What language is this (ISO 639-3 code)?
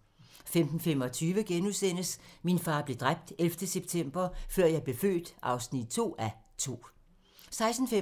dan